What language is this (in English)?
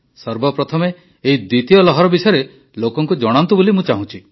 Odia